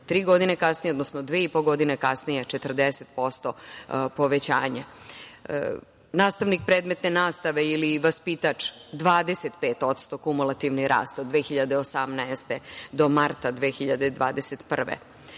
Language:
Serbian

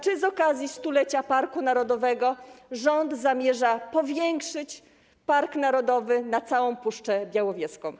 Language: Polish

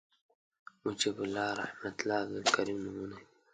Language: Pashto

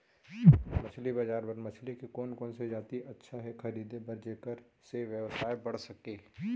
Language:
Chhattisgarhi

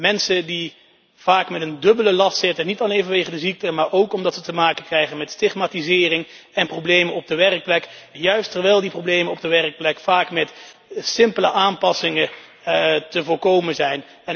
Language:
Dutch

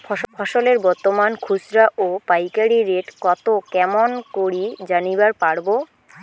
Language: Bangla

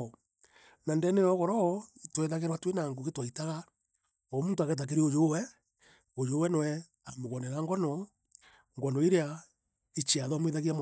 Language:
Meru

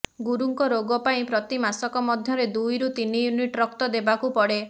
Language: Odia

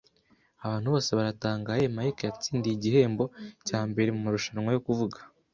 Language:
Kinyarwanda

